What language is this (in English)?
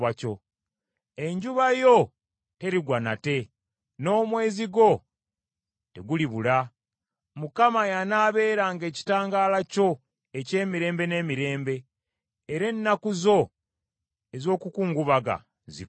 Ganda